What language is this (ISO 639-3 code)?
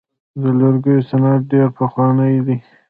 pus